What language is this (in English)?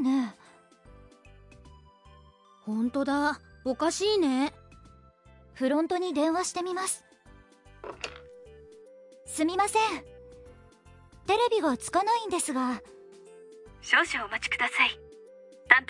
Swahili